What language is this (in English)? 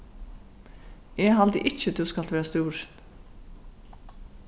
Faroese